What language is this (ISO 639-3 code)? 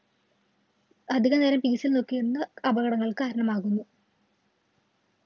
mal